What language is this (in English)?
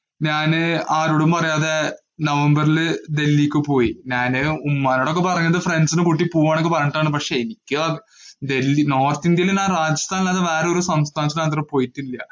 Malayalam